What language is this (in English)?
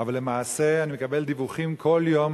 Hebrew